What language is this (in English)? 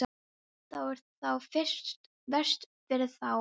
Icelandic